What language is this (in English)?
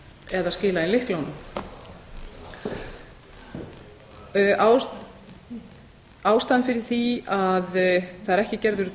Icelandic